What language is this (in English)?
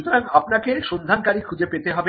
Bangla